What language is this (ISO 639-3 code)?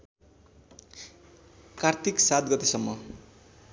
nep